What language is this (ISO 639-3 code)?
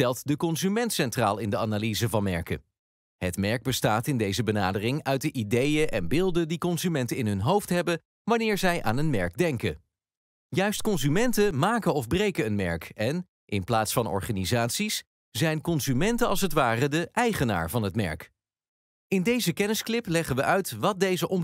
nld